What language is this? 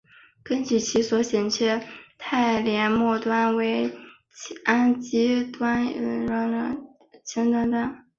Chinese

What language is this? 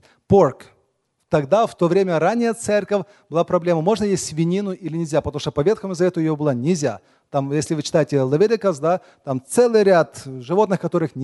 Russian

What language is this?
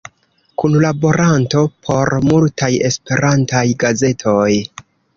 Esperanto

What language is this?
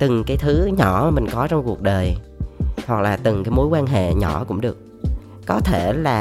Vietnamese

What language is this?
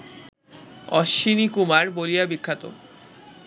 Bangla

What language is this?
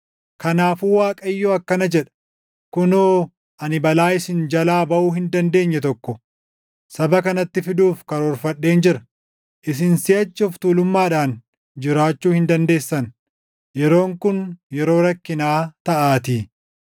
Oromo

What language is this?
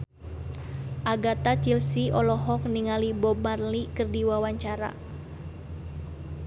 Sundanese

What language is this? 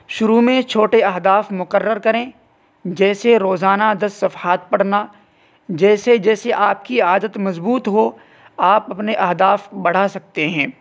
Urdu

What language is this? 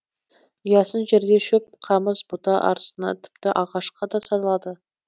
Kazakh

